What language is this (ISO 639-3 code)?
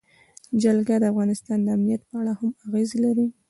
pus